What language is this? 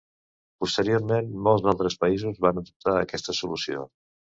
Catalan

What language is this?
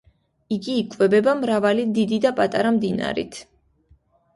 Georgian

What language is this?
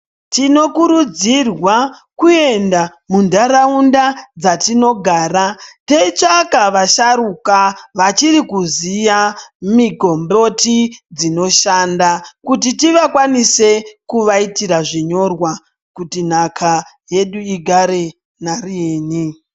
Ndau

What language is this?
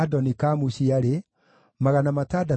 Kikuyu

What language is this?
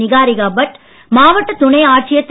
Tamil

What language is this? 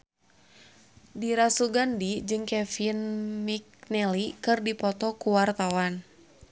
Sundanese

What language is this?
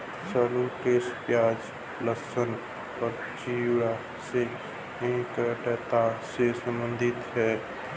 Hindi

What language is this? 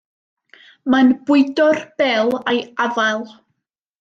Welsh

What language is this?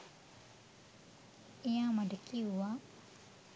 Sinhala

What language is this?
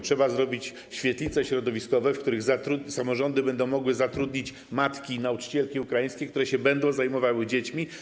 Polish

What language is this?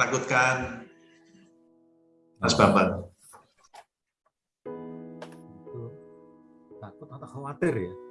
Indonesian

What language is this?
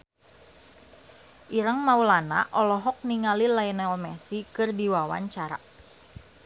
Sundanese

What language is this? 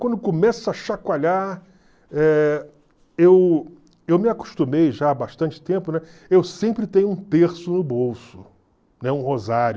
Portuguese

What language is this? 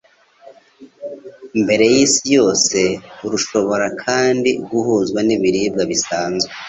Kinyarwanda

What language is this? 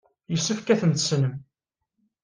Kabyle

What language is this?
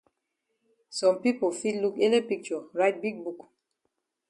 Cameroon Pidgin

